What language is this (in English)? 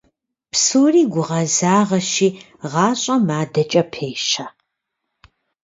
Kabardian